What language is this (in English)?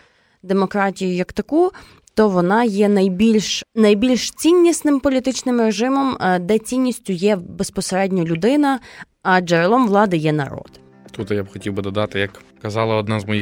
Ukrainian